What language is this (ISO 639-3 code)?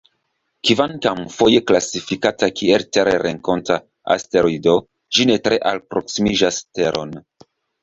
epo